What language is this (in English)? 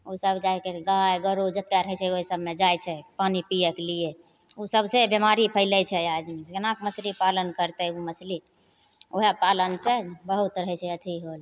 Maithili